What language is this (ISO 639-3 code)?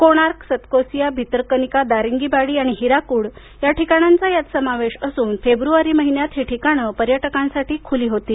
mar